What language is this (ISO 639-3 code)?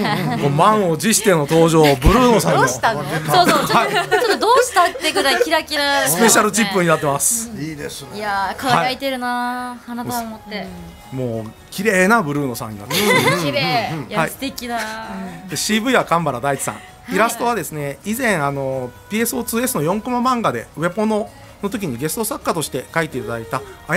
jpn